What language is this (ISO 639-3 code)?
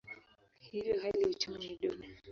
swa